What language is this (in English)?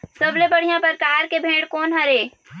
Chhattisgarhi